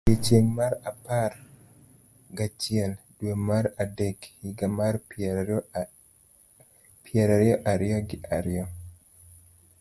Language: Luo (Kenya and Tanzania)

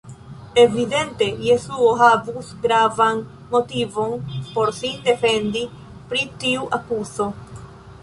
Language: Esperanto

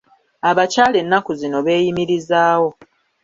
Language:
Ganda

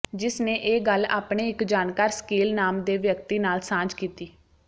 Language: Punjabi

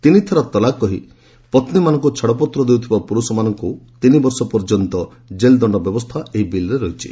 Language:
Odia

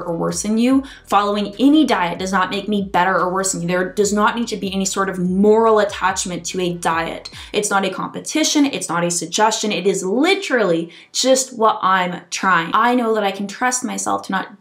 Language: English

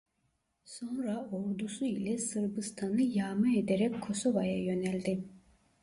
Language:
Turkish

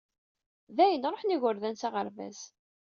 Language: Kabyle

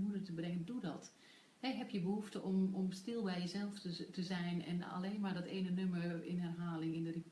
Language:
Dutch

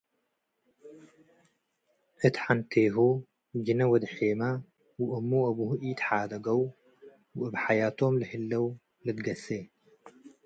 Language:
Tigre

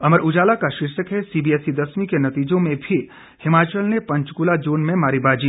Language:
Hindi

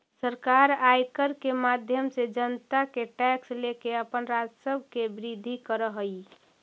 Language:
Magahi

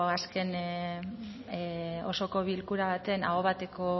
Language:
Basque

